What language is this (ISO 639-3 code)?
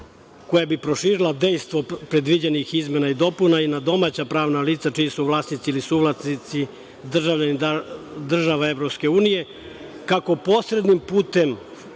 srp